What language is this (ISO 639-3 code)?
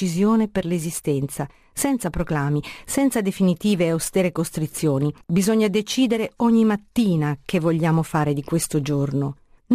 ita